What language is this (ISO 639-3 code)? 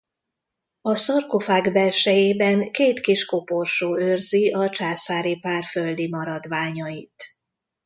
hun